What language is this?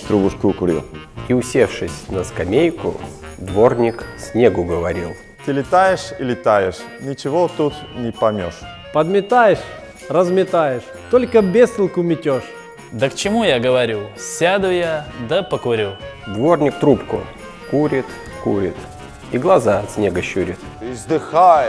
Russian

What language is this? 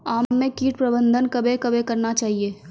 Maithili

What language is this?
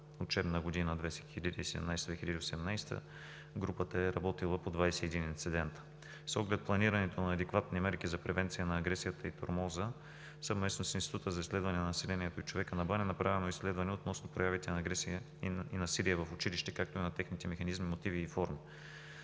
Bulgarian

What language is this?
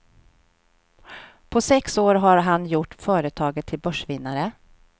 Swedish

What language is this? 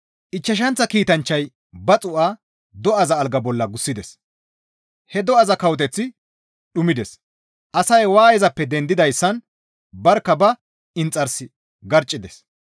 Gamo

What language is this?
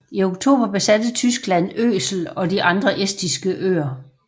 Danish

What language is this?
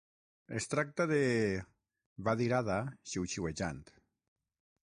Catalan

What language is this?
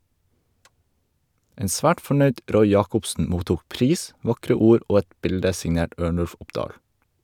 Norwegian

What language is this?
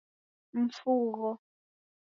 Taita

